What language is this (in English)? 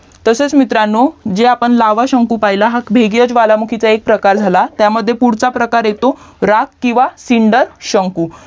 Marathi